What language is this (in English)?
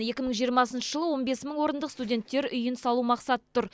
Kazakh